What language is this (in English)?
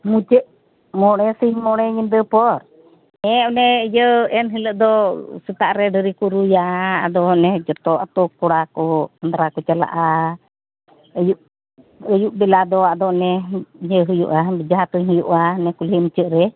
Santali